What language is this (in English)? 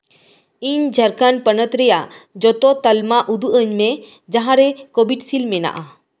Santali